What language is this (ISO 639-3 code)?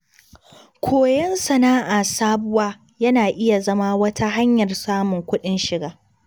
hau